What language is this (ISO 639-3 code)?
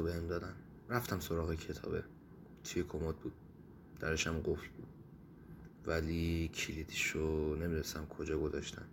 fas